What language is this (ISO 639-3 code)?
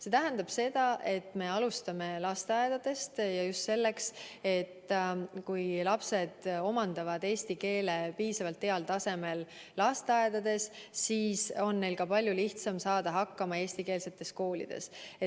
est